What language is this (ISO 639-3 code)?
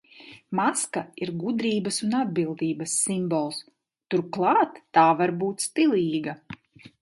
lav